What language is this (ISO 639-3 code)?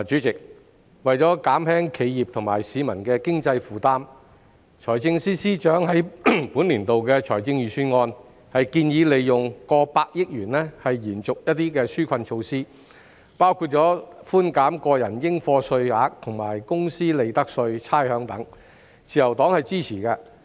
yue